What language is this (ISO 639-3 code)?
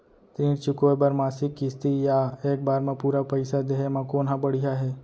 hne